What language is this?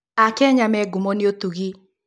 Kikuyu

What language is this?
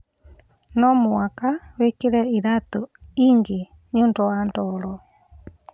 Kikuyu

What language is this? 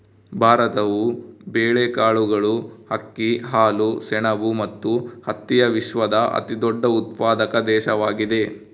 Kannada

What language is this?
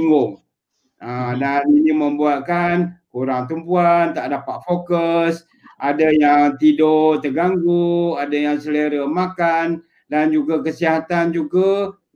Malay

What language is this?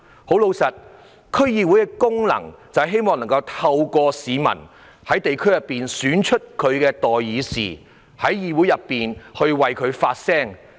Cantonese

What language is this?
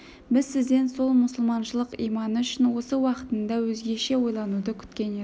Kazakh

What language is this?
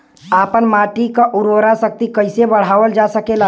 Bhojpuri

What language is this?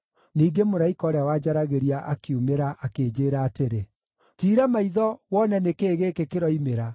Kikuyu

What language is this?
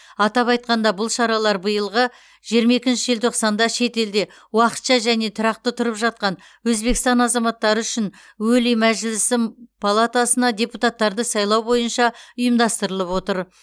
Kazakh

